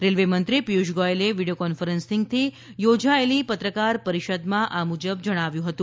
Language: Gujarati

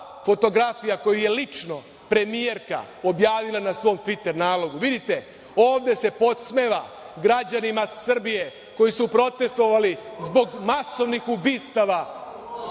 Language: Serbian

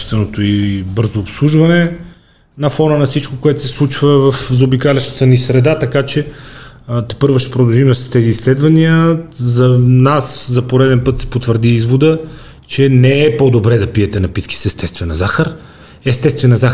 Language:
Bulgarian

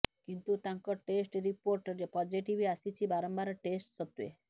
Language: Odia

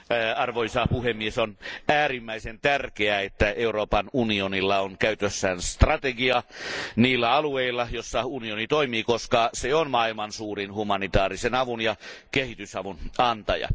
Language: Finnish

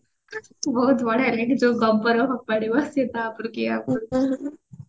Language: Odia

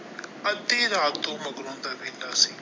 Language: Punjabi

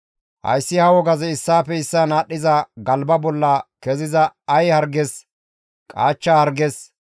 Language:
Gamo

